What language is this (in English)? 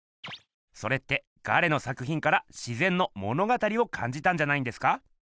Japanese